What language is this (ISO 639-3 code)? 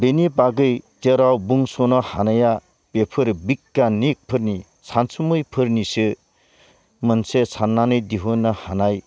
brx